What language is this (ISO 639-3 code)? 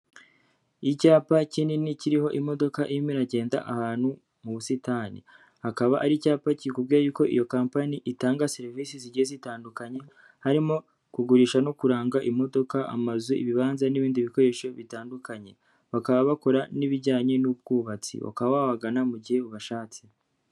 kin